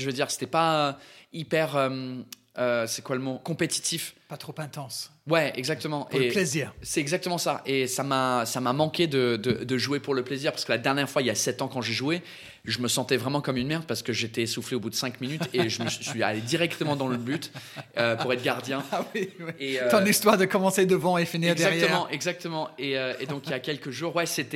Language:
French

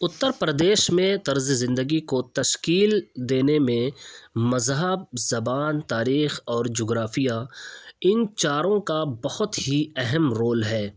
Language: Urdu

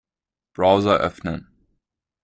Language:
German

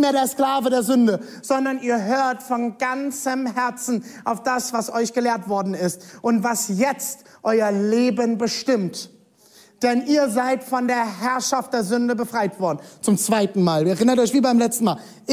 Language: German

